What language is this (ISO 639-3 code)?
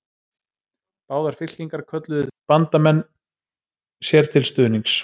isl